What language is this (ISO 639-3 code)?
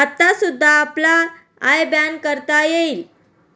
mar